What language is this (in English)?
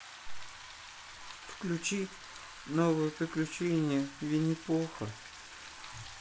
Russian